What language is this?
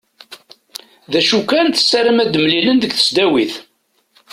Kabyle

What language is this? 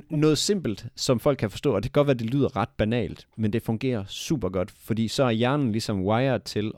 Danish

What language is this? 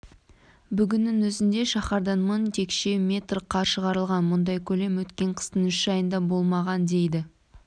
Kazakh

